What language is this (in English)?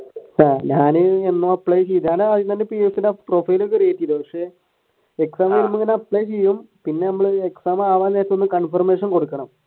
Malayalam